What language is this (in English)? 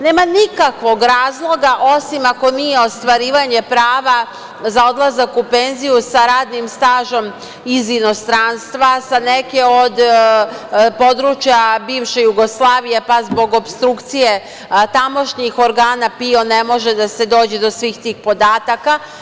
Serbian